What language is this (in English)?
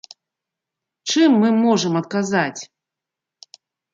Belarusian